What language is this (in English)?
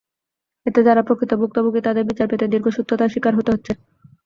Bangla